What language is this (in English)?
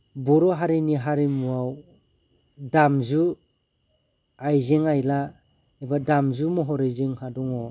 Bodo